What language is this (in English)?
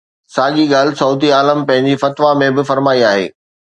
Sindhi